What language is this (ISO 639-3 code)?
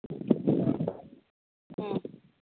mni